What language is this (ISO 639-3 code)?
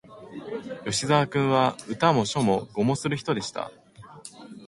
jpn